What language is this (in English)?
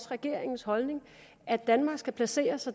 Danish